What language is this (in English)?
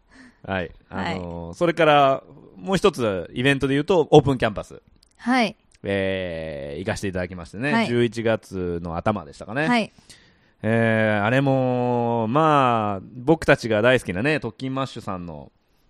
Japanese